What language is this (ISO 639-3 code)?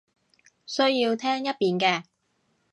yue